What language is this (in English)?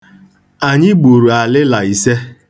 Igbo